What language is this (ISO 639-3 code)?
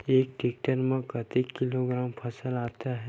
hne